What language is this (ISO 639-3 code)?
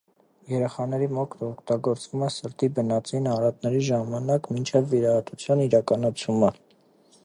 hye